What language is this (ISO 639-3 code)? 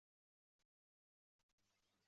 uzb